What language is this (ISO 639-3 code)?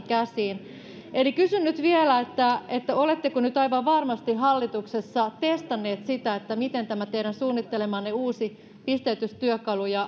fin